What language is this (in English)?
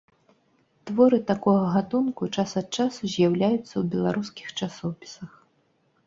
Belarusian